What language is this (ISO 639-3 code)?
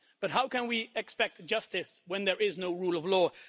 eng